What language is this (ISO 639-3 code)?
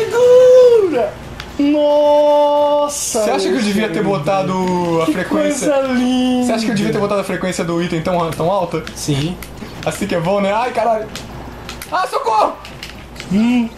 por